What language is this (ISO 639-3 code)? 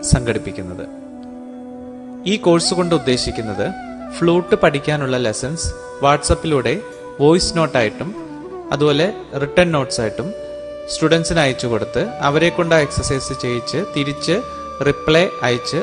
hin